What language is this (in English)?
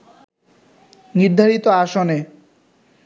Bangla